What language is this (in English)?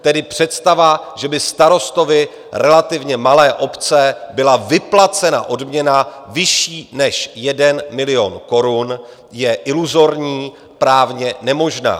Czech